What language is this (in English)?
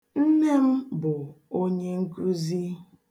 Igbo